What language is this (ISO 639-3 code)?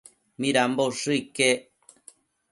mcf